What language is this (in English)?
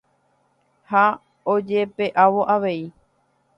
Guarani